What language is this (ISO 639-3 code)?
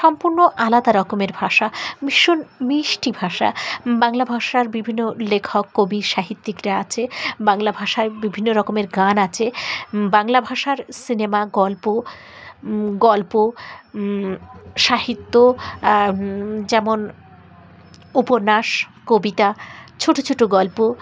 ben